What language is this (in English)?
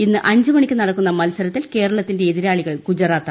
Malayalam